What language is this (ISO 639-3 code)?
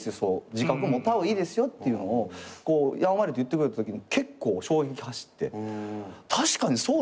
jpn